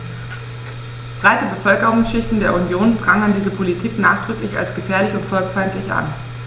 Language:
German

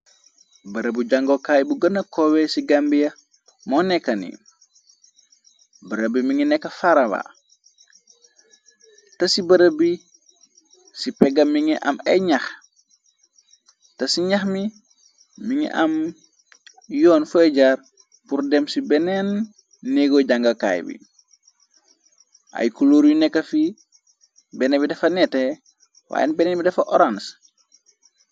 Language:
Wolof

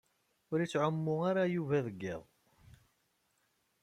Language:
Kabyle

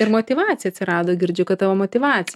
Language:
Lithuanian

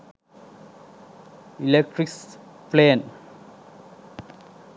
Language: Sinhala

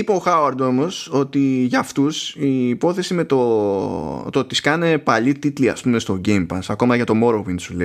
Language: Greek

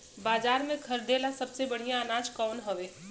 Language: Bhojpuri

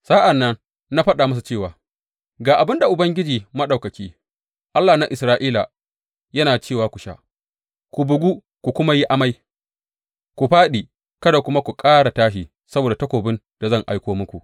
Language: Hausa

